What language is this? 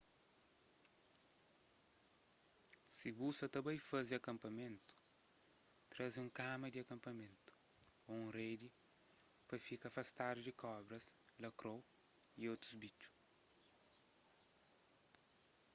Kabuverdianu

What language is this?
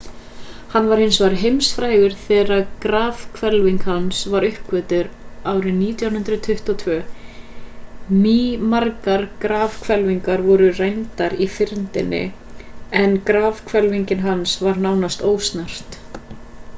Icelandic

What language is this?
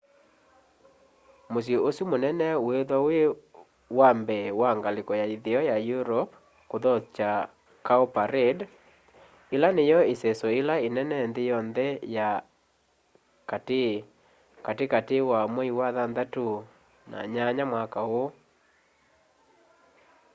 Kamba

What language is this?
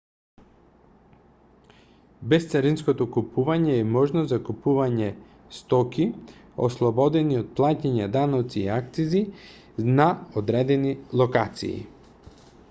Macedonian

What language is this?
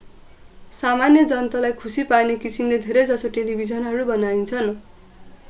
Nepali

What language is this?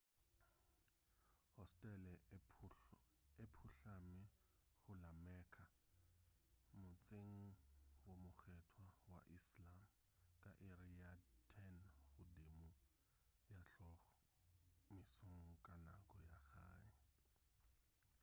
Northern Sotho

